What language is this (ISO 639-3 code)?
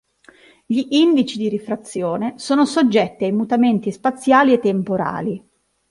ita